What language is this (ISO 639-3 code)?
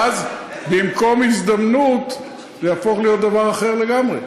heb